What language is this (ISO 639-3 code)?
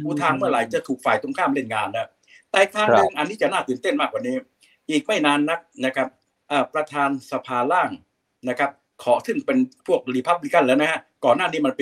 tha